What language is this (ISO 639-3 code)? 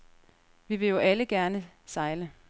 dan